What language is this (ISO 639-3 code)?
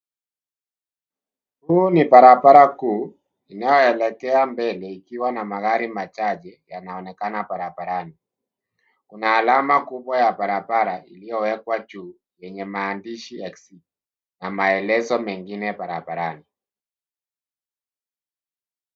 swa